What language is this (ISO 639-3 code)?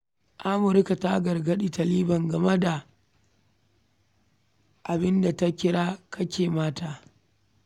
hau